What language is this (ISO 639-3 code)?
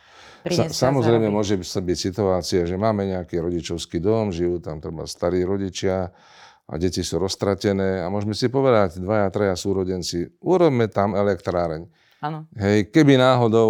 slk